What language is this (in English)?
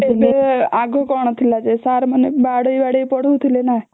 Odia